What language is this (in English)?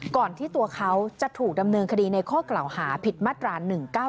Thai